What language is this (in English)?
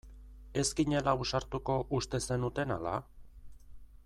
Basque